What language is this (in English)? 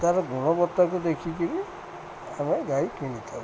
Odia